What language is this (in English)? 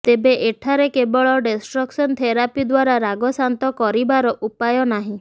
Odia